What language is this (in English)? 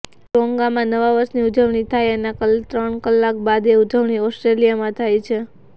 Gujarati